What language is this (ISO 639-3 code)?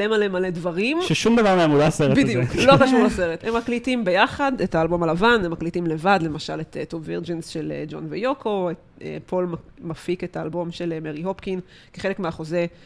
heb